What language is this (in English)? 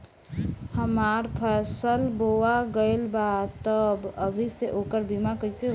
Bhojpuri